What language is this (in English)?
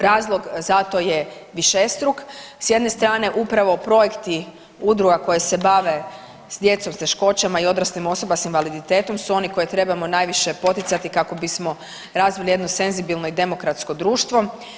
Croatian